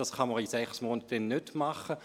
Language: Swiss German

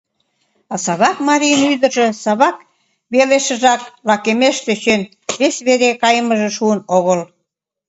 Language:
Mari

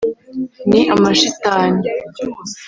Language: Kinyarwanda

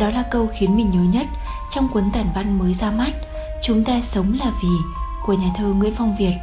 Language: Vietnamese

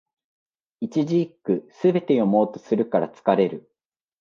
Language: Japanese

